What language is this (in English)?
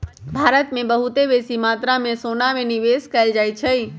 Magahi